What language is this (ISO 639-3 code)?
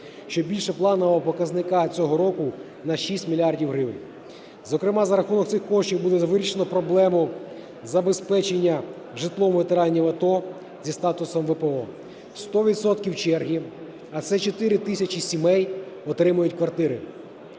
ukr